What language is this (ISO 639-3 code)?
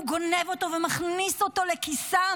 heb